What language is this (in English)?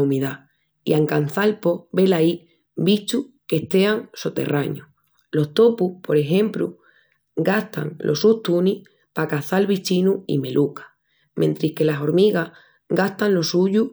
Extremaduran